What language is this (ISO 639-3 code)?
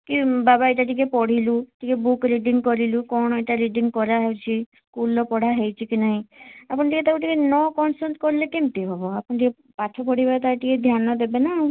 ori